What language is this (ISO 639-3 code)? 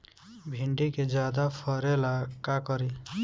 bho